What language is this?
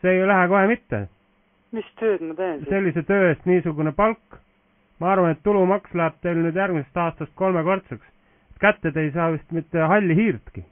Finnish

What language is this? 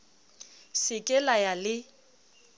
Southern Sotho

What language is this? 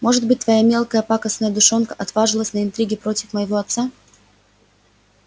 Russian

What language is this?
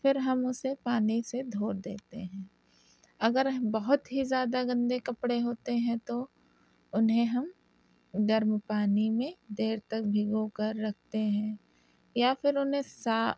Urdu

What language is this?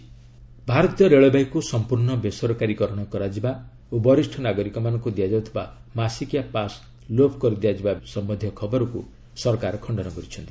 Odia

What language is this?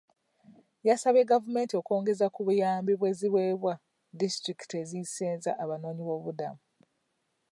Ganda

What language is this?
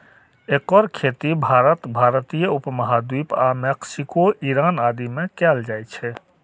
Maithili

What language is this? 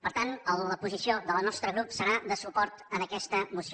Catalan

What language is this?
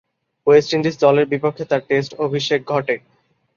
Bangla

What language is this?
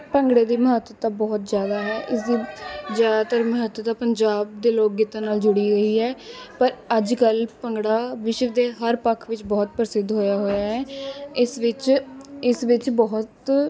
Punjabi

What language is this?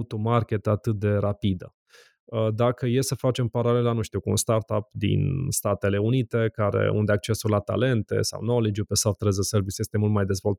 Romanian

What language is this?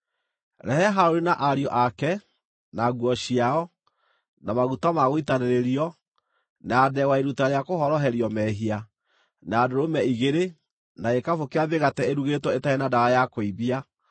Kikuyu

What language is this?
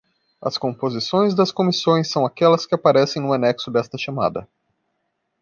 Portuguese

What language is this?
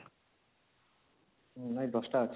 Odia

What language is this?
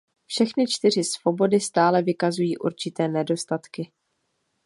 Czech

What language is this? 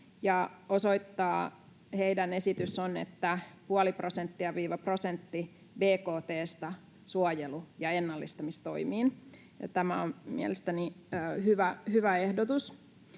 Finnish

